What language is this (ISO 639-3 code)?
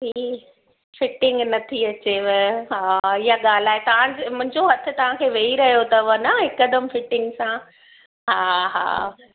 snd